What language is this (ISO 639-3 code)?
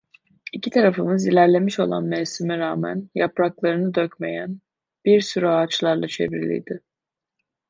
tur